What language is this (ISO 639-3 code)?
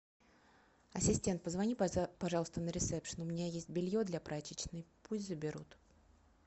rus